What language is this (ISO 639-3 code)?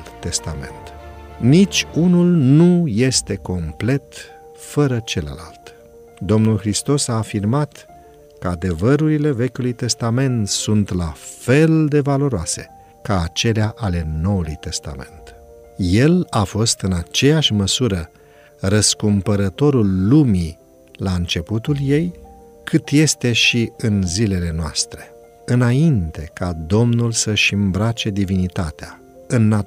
ron